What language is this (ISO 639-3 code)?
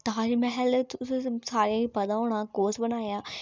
doi